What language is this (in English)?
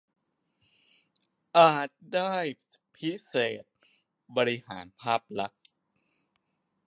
Thai